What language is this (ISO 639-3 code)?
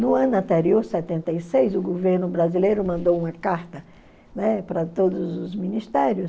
por